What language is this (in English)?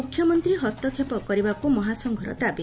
Odia